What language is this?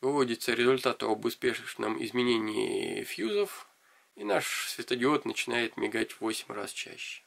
Russian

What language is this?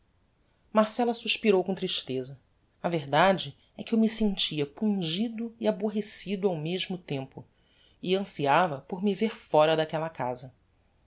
Portuguese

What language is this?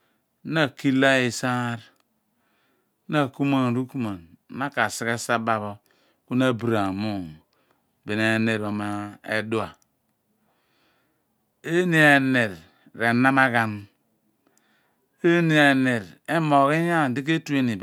Abua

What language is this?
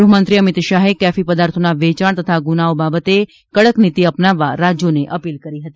Gujarati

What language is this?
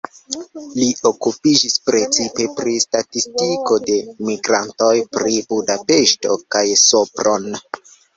Esperanto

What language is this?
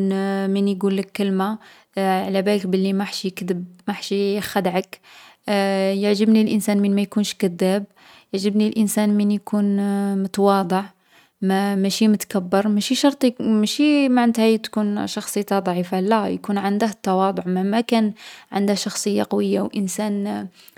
Algerian Arabic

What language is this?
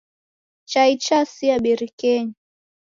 Taita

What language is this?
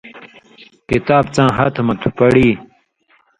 Indus Kohistani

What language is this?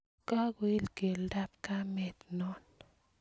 Kalenjin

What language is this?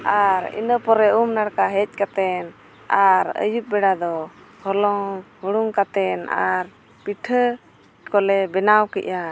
Santali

